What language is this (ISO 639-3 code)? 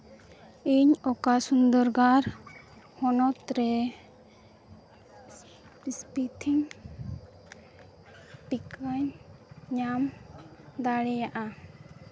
sat